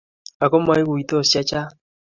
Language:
Kalenjin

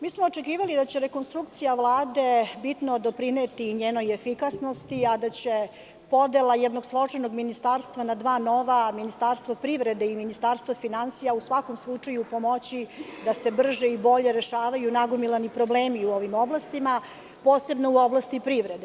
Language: Serbian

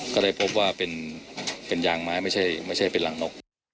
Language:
Thai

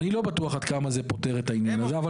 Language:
Hebrew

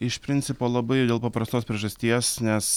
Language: Lithuanian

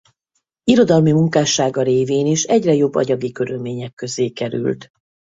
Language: Hungarian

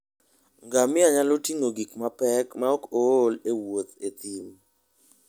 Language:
Luo (Kenya and Tanzania)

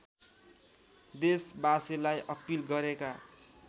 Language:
Nepali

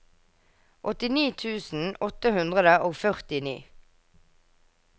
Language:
Norwegian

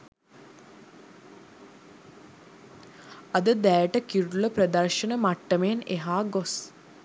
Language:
Sinhala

